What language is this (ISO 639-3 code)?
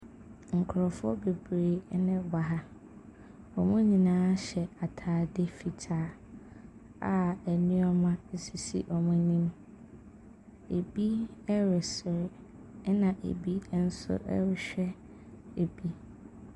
aka